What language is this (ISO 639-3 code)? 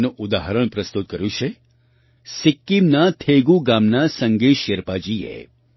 guj